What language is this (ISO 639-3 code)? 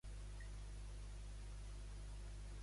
cat